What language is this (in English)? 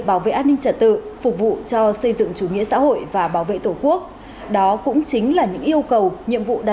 Vietnamese